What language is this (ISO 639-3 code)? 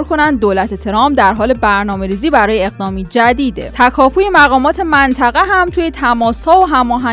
fas